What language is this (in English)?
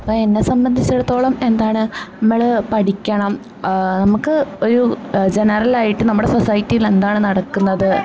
Malayalam